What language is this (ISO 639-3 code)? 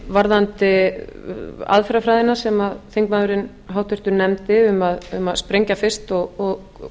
isl